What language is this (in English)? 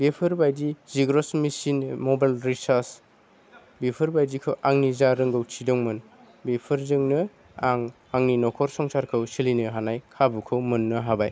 Bodo